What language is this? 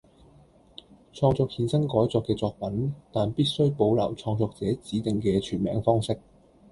Cantonese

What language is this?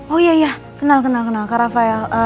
Indonesian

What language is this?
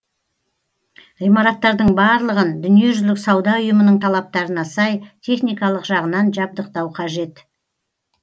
Kazakh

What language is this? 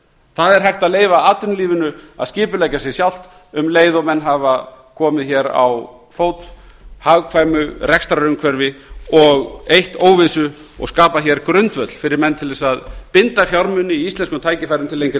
Icelandic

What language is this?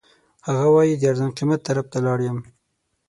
Pashto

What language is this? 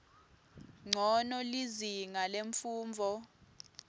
Swati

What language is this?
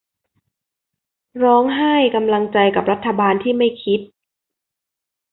Thai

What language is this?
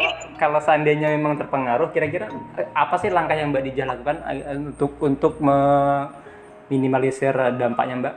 Indonesian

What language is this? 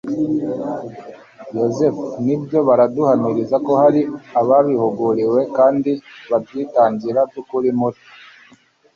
Kinyarwanda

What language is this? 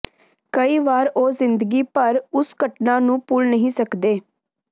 Punjabi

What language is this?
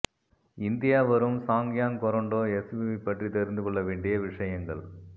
Tamil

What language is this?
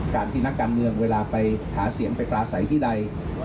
Thai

